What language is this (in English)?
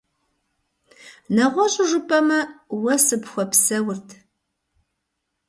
Kabardian